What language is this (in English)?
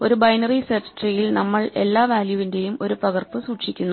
Malayalam